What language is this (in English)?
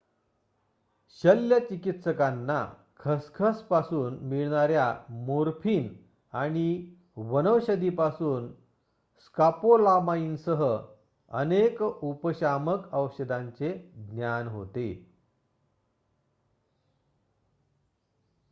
Marathi